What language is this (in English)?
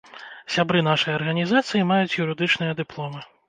Belarusian